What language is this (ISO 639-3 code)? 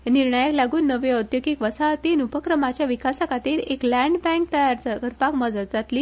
kok